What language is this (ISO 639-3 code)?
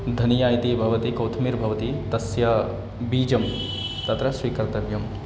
san